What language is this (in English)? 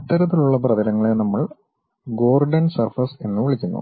Malayalam